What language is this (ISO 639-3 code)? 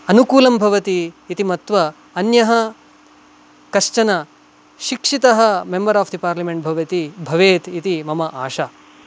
san